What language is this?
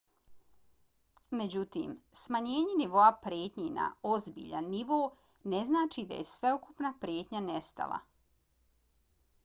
Bosnian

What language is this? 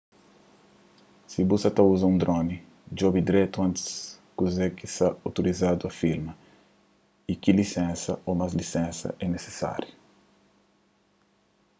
Kabuverdianu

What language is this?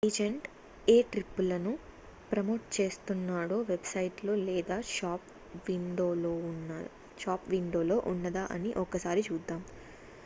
Telugu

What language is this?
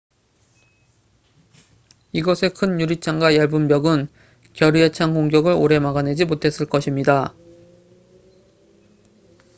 Korean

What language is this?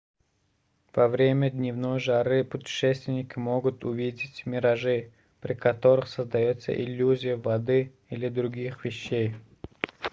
Russian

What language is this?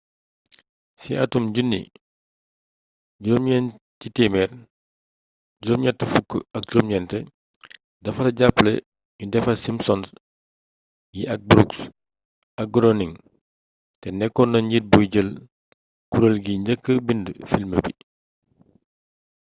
Wolof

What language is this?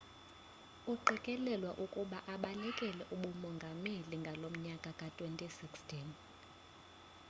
Xhosa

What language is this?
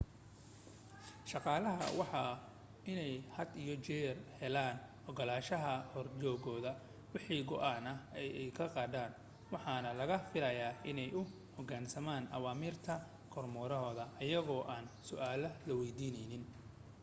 Somali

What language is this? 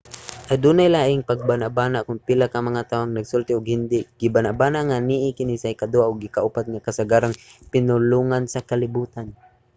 Cebuano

